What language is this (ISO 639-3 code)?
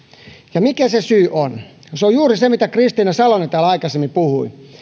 fin